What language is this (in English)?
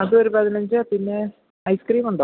Malayalam